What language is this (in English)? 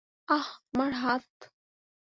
Bangla